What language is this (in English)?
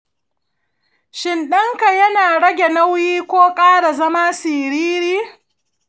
Hausa